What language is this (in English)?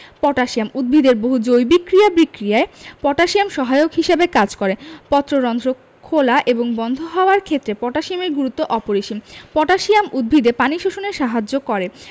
Bangla